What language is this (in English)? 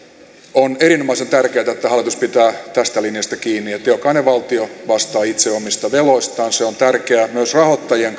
Finnish